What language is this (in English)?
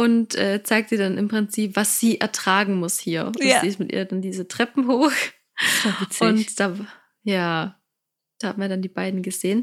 German